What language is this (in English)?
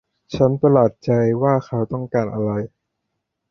Thai